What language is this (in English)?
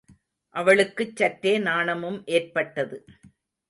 Tamil